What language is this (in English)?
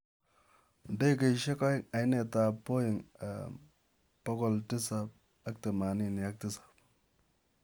Kalenjin